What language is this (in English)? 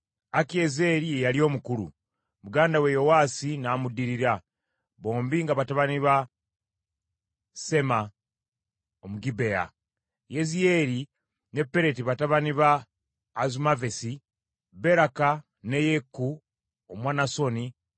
Ganda